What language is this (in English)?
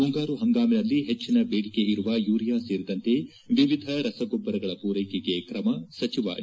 Kannada